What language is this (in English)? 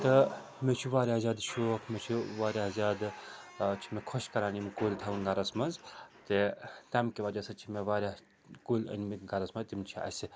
Kashmiri